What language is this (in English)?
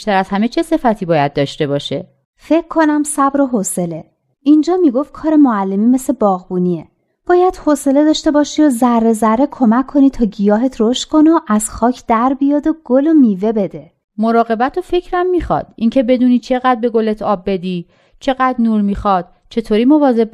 Persian